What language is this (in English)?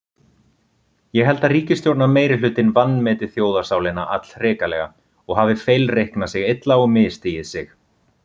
Icelandic